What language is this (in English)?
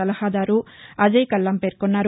Telugu